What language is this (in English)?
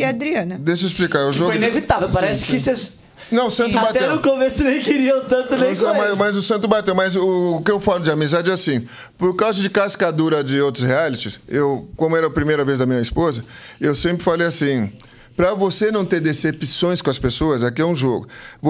Portuguese